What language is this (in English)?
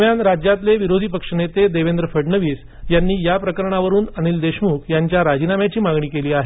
Marathi